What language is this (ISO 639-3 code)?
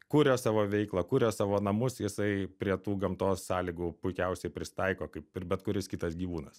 lit